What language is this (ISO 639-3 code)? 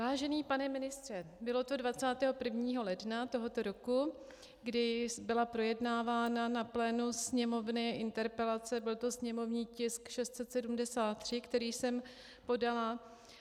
ces